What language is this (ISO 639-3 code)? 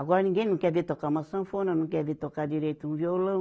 por